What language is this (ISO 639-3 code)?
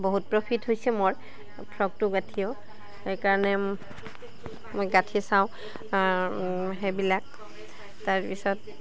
asm